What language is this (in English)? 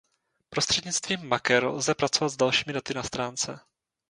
Czech